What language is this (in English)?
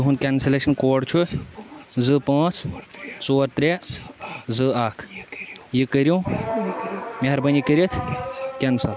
Kashmiri